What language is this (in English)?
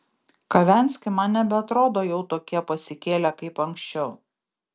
Lithuanian